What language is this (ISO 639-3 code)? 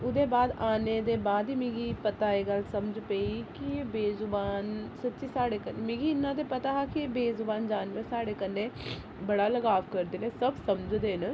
doi